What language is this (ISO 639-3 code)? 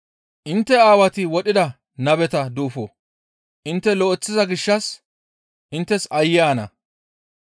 gmv